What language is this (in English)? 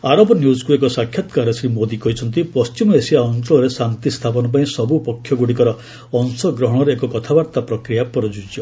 Odia